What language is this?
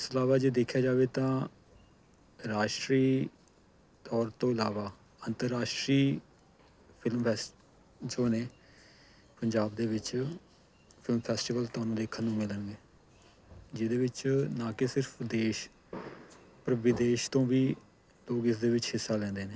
Punjabi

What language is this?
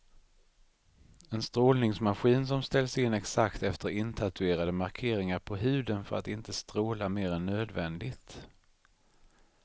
Swedish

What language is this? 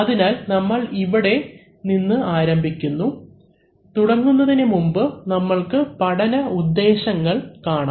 Malayalam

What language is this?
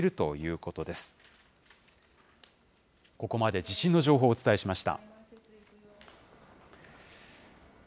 Japanese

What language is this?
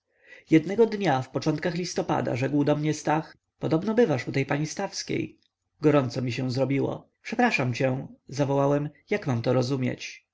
Polish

